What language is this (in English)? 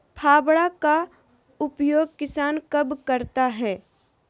Magahi